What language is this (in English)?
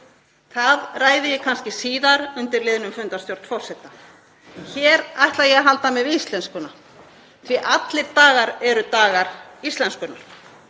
Icelandic